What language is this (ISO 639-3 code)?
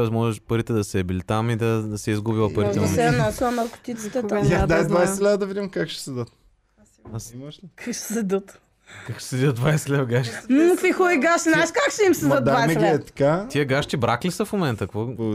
bul